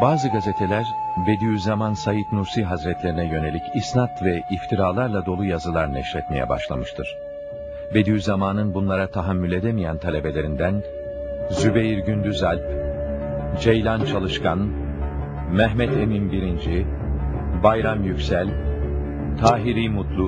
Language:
Turkish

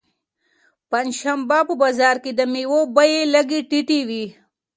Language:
Pashto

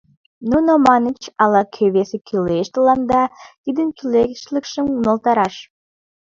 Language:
Mari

